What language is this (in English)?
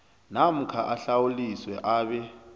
South Ndebele